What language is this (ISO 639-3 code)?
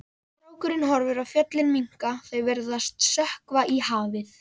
isl